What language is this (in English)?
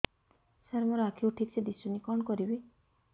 Odia